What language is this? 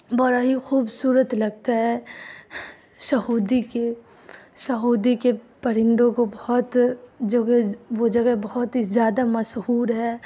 Urdu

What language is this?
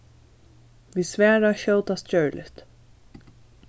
Faroese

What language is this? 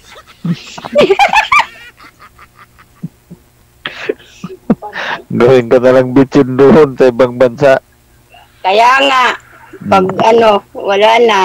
Filipino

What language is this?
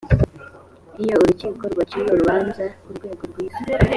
Kinyarwanda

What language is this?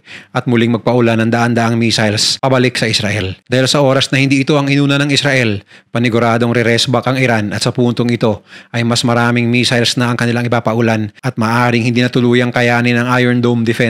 Filipino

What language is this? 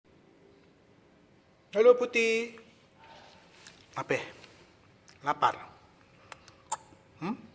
Polish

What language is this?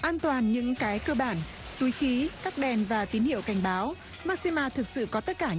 Vietnamese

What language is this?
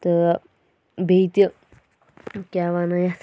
Kashmiri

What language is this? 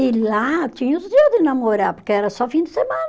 Portuguese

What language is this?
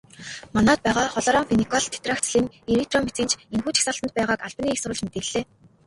Mongolian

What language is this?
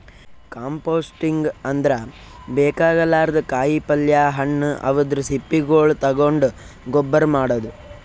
Kannada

